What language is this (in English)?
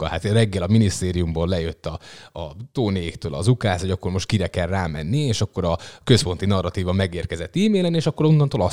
Hungarian